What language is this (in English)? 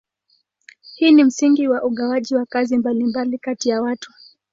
Swahili